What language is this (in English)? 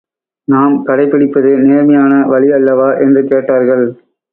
Tamil